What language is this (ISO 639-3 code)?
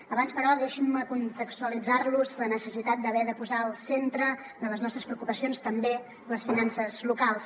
cat